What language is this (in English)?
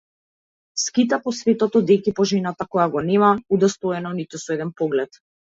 Macedonian